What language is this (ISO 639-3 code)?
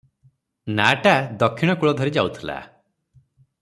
ori